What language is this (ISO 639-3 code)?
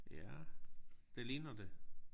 dan